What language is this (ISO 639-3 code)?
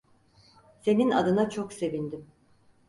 tur